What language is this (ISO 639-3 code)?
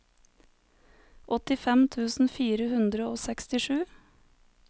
nor